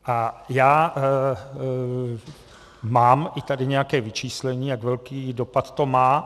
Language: Czech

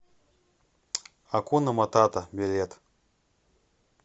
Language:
Russian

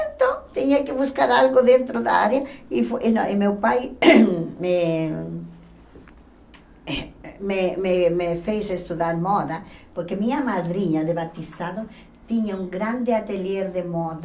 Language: Portuguese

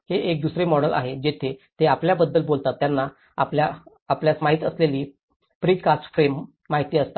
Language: Marathi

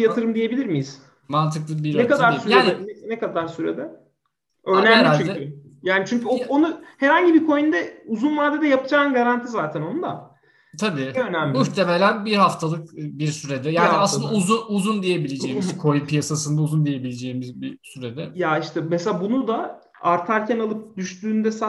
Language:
Turkish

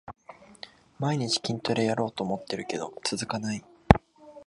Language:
Japanese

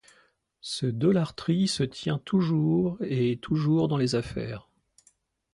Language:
French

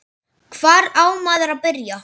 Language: Icelandic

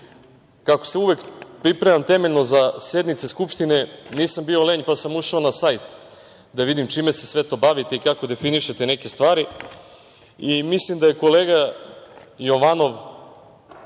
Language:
Serbian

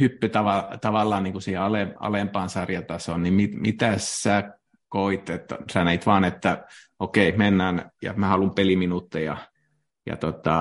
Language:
Finnish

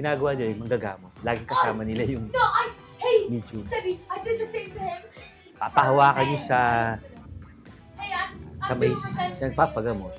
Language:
Filipino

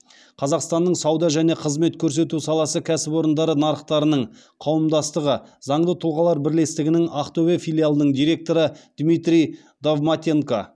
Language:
Kazakh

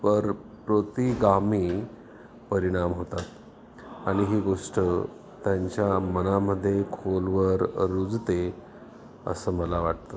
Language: Marathi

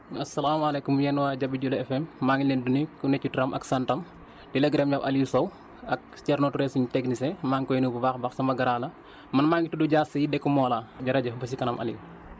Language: Wolof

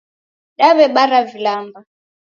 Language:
Taita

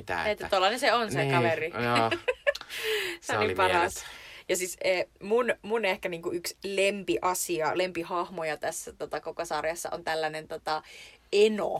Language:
Finnish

